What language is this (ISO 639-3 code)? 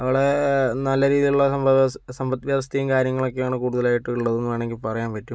mal